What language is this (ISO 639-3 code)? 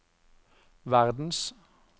nor